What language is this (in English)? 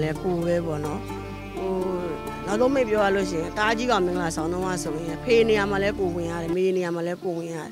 Thai